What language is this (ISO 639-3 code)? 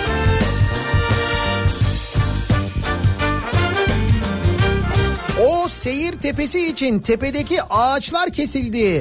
tur